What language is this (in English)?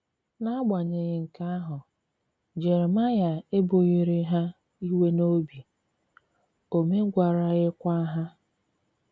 Igbo